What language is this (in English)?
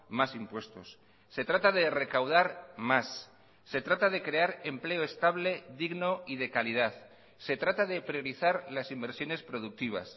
Spanish